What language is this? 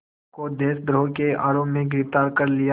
Hindi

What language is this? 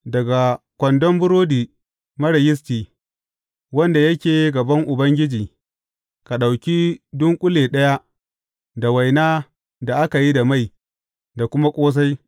Hausa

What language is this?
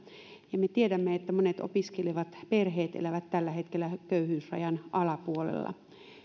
Finnish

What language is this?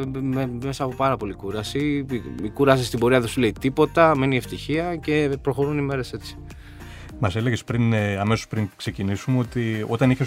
Greek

